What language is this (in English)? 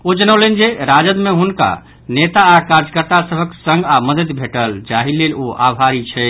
Maithili